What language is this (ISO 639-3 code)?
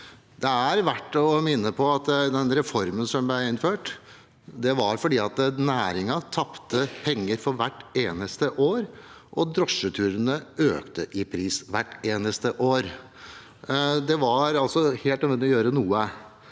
nor